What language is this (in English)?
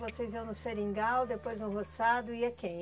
Portuguese